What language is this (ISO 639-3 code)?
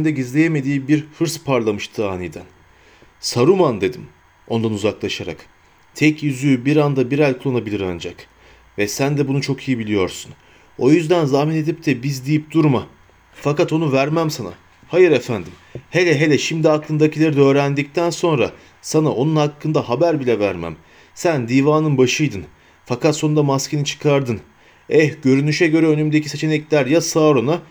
tur